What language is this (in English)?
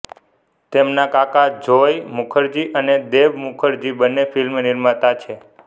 Gujarati